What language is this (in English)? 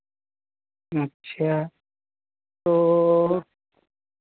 Hindi